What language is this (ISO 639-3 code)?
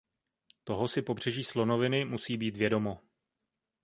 ces